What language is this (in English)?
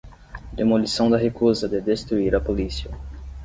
Portuguese